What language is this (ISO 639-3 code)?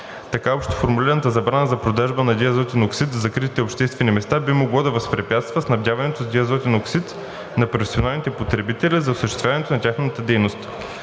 bul